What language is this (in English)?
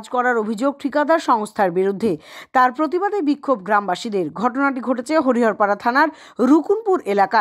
Korean